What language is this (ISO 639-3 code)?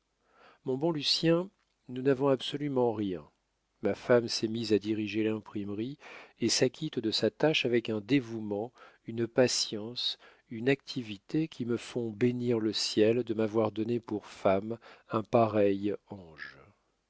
fra